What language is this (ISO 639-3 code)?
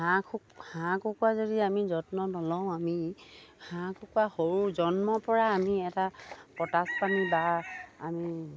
asm